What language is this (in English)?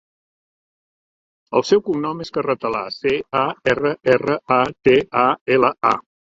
Catalan